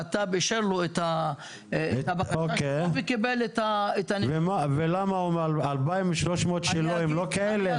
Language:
Hebrew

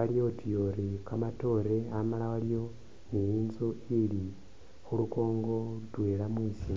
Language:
Masaaba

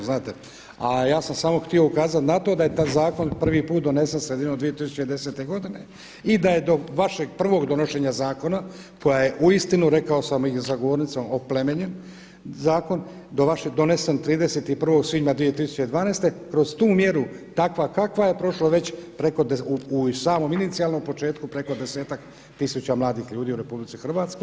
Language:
Croatian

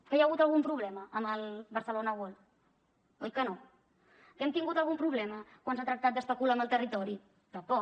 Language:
Catalan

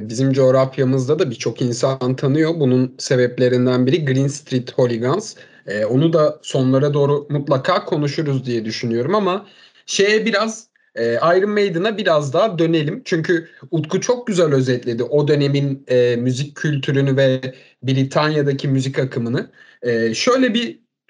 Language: Turkish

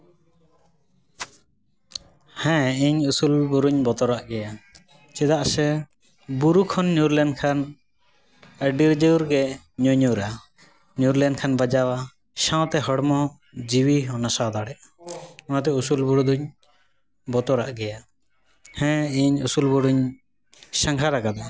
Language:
Santali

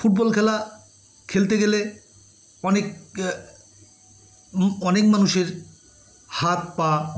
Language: Bangla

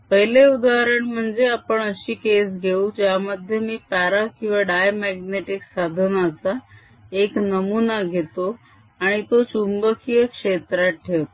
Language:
Marathi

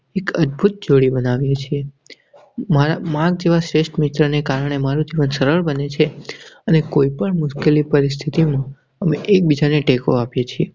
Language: Gujarati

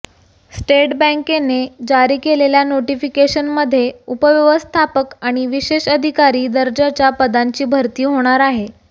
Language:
Marathi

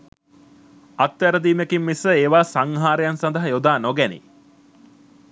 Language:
Sinhala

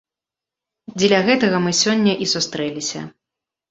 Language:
Belarusian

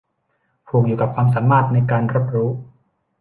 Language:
Thai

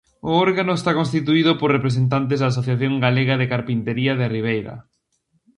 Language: Galician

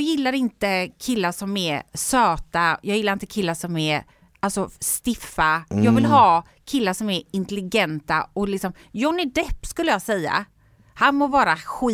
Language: Swedish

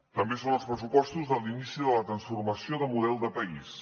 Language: Catalan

